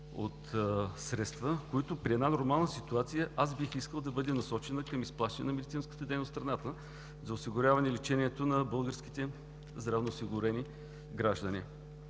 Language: Bulgarian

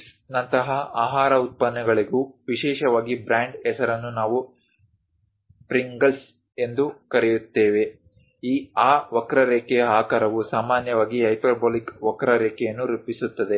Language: Kannada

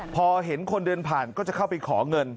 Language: Thai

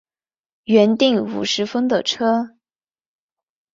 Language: Chinese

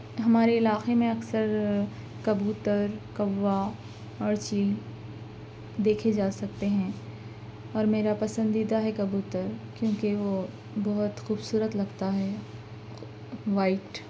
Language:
Urdu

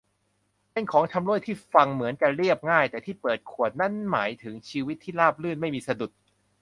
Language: Thai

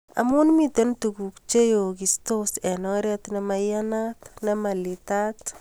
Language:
Kalenjin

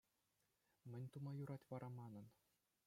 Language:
Chuvash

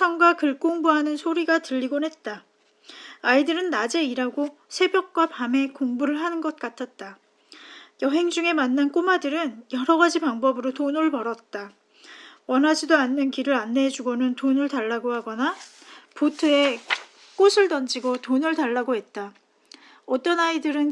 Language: Korean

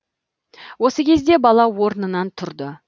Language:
Kazakh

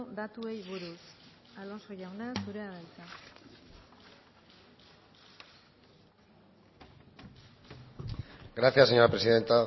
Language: Basque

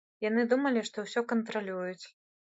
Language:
Belarusian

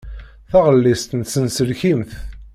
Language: Kabyle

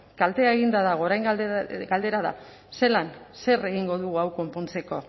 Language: Basque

